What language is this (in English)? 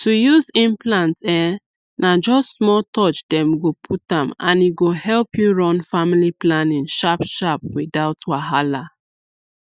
Nigerian Pidgin